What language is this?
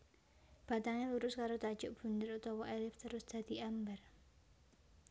Javanese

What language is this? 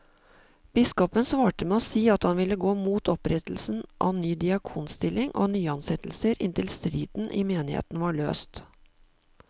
Norwegian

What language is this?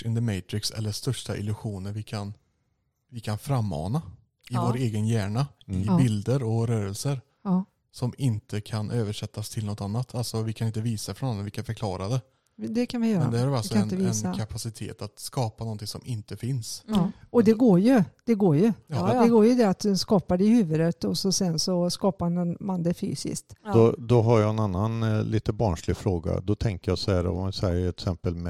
Swedish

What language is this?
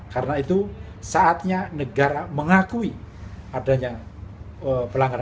Indonesian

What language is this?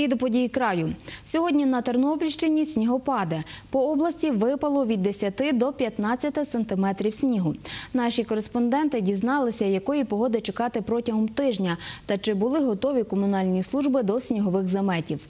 Ukrainian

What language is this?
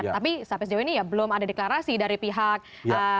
Indonesian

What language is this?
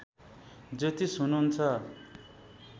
Nepali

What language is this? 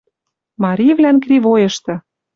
Western Mari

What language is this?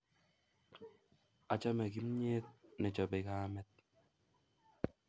Kalenjin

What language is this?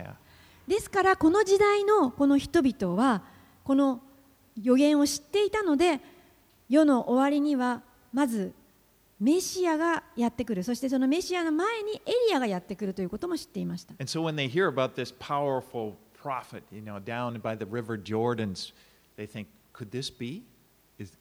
Japanese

